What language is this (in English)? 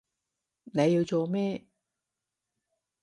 Cantonese